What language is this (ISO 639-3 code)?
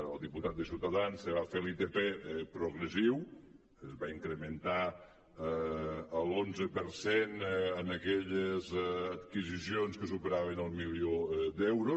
cat